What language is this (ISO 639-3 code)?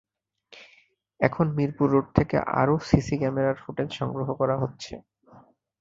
ben